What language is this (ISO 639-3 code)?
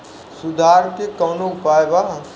bho